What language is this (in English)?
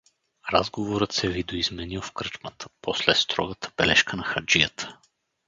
Bulgarian